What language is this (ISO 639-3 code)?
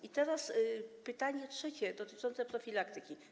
pol